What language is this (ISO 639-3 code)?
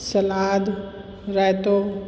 snd